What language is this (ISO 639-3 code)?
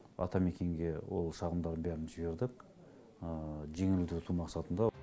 kaz